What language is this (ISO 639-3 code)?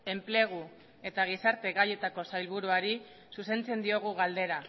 eus